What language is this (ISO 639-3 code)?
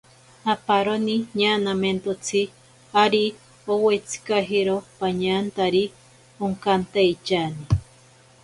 prq